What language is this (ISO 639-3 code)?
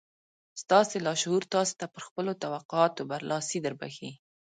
pus